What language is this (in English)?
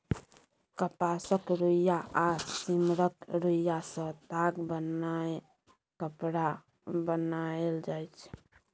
Maithili